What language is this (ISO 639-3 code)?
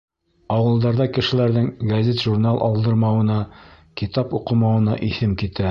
bak